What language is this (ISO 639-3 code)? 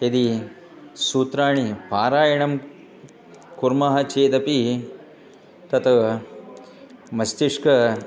san